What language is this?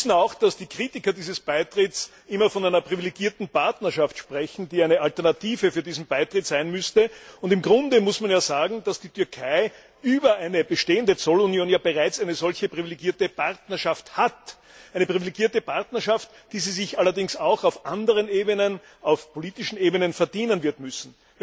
German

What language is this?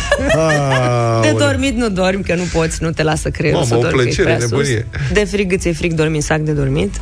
Romanian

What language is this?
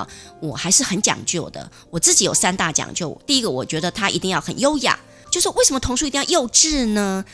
Chinese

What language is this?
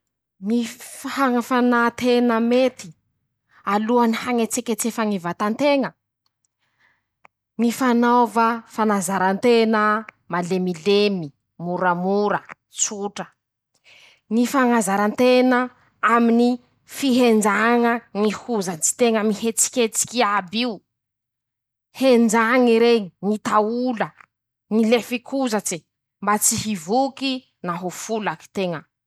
Masikoro Malagasy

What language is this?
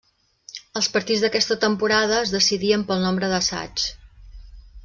Catalan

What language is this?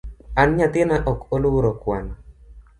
Luo (Kenya and Tanzania)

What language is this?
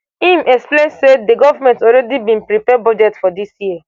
Nigerian Pidgin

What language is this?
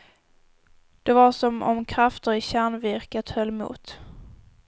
Swedish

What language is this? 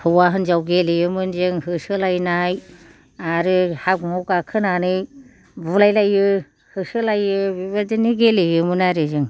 Bodo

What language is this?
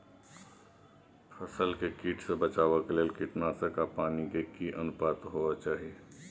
Maithili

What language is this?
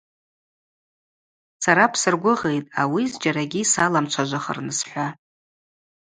Abaza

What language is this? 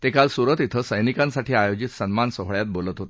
Marathi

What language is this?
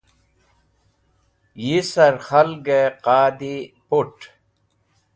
Wakhi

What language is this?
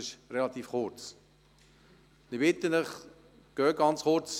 Swiss German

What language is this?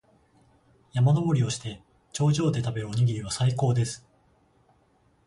Japanese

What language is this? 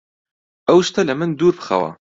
Central Kurdish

